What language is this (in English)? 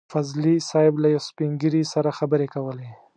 Pashto